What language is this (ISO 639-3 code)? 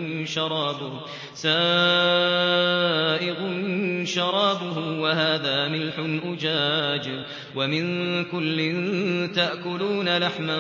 ara